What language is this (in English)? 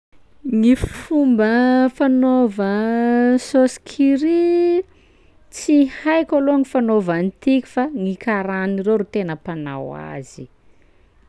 Sakalava Malagasy